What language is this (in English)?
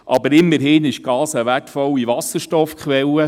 Swiss German